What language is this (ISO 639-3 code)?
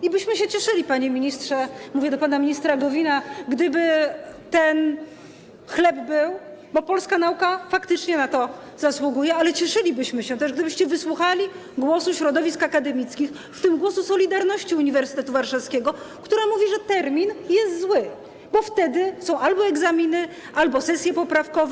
pol